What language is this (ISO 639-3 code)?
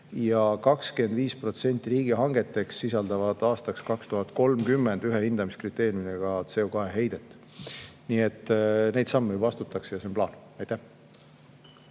est